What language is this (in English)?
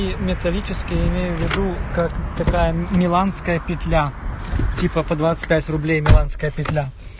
Russian